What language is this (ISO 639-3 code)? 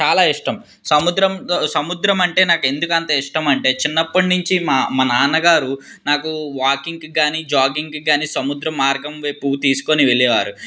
tel